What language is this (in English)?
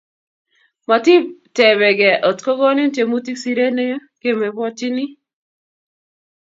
Kalenjin